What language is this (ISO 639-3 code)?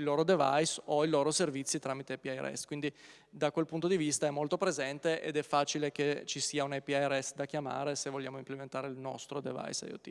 ita